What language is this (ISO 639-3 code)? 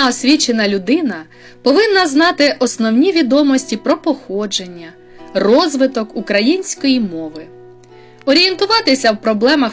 ukr